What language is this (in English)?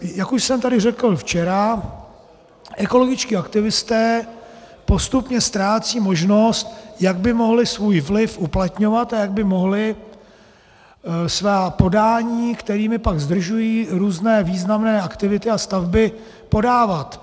Czech